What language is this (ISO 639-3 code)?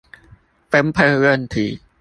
zho